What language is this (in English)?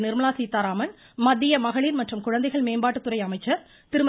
Tamil